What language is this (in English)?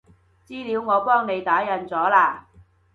Cantonese